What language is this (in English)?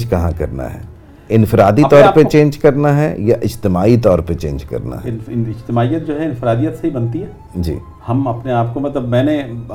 Urdu